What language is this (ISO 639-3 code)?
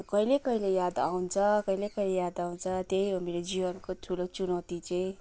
nep